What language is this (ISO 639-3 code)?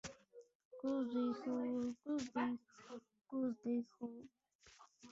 rus